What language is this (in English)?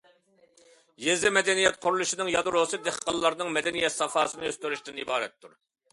Uyghur